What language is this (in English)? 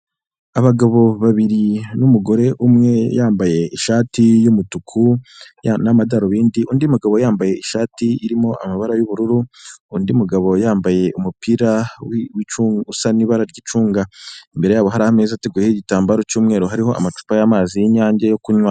Kinyarwanda